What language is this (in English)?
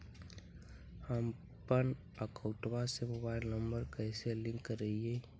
Magahi